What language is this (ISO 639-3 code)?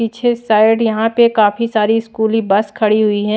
hin